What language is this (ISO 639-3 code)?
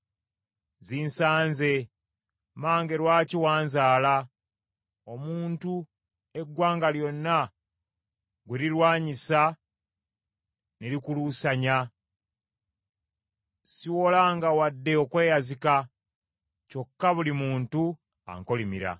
lug